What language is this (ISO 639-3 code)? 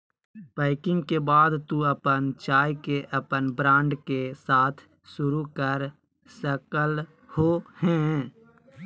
mag